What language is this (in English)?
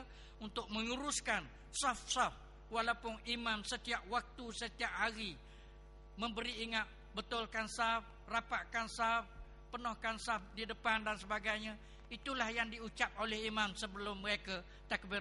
Malay